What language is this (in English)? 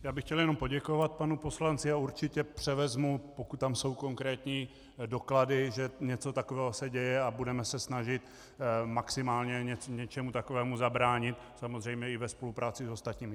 Czech